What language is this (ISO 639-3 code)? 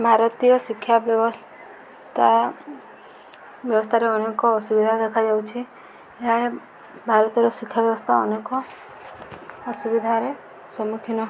ori